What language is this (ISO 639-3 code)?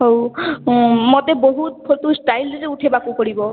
ori